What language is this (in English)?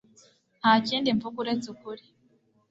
Kinyarwanda